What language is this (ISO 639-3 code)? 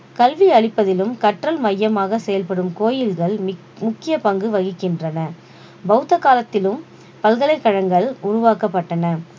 tam